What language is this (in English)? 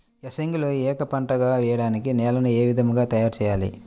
Telugu